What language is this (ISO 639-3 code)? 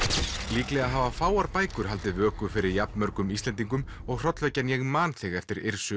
isl